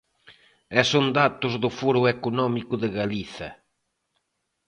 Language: Galician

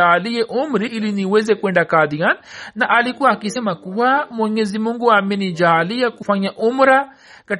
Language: Swahili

